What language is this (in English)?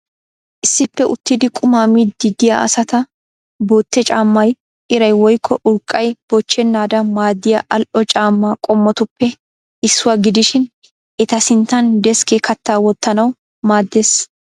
Wolaytta